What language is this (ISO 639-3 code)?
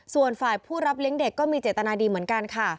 tha